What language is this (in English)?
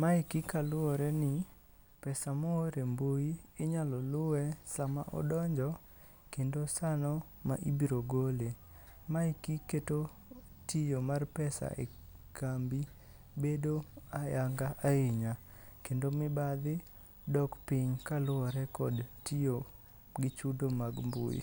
Luo (Kenya and Tanzania)